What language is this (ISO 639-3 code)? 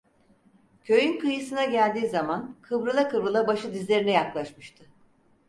tur